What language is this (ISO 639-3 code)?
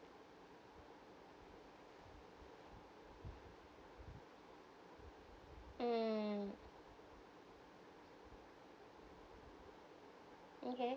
eng